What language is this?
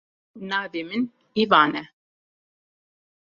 Kurdish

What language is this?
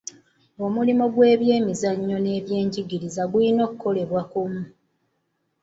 Ganda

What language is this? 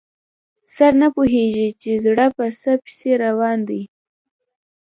Pashto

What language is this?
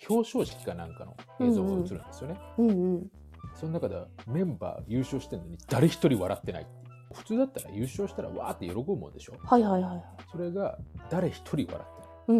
Japanese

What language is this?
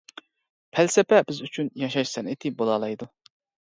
Uyghur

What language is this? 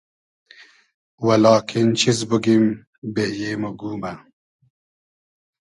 Hazaragi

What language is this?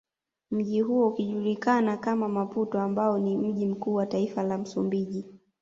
Swahili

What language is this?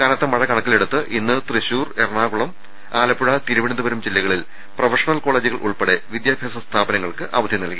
Malayalam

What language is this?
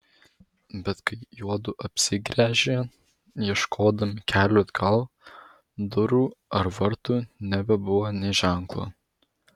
Lithuanian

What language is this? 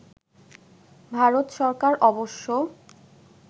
Bangla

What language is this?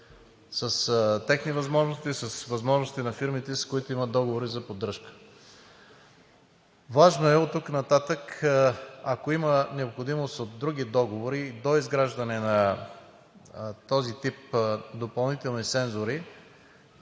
Bulgarian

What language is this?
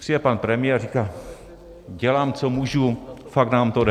Czech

